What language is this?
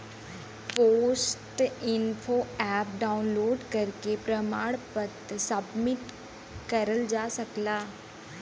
Bhojpuri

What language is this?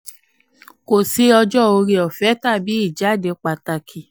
Yoruba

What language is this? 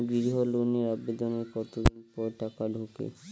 Bangla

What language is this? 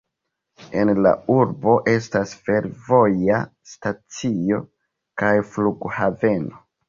Esperanto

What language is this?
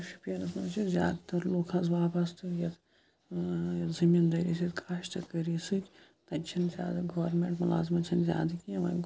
Kashmiri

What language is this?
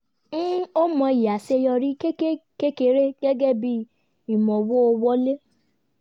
Yoruba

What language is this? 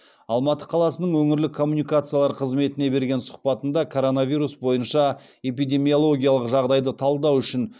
Kazakh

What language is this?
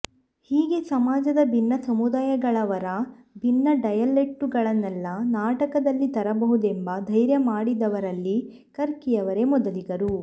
Kannada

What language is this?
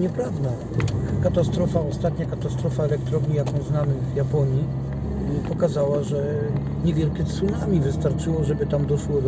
Polish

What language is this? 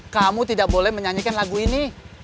Indonesian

